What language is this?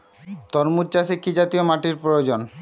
Bangla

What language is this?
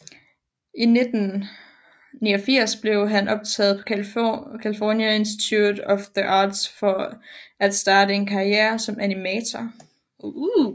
Danish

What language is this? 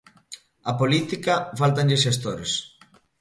Galician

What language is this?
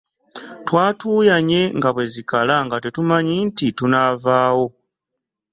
Ganda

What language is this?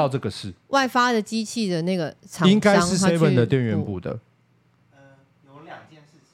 Chinese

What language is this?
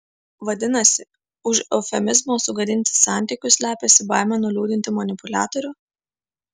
Lithuanian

